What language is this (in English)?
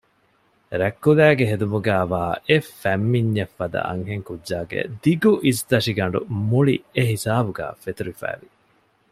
Divehi